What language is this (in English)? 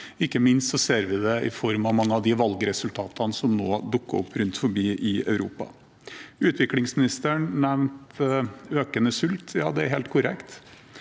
Norwegian